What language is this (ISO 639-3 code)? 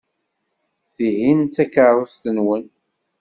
kab